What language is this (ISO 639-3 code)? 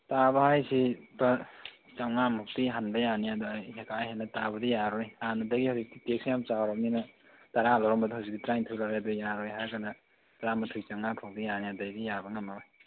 mni